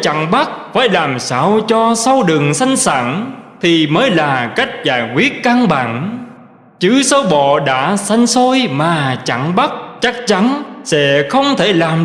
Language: Vietnamese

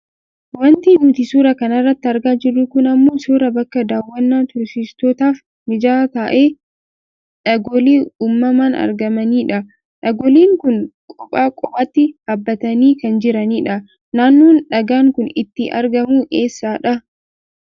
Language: Oromo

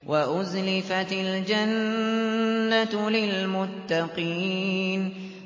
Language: Arabic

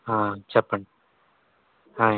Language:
Telugu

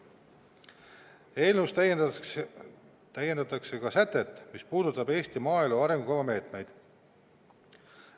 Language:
Estonian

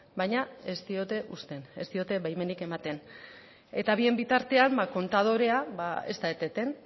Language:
Basque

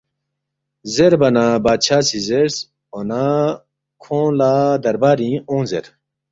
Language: Balti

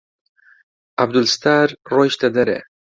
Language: Central Kurdish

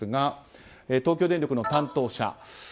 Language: Japanese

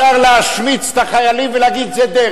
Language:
Hebrew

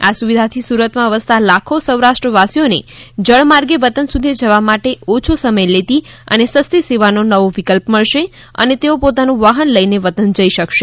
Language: Gujarati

